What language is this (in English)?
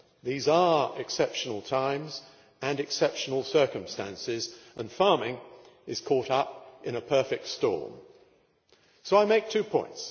English